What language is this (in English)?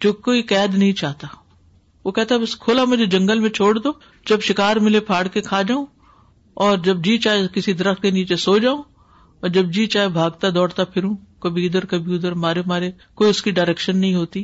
Urdu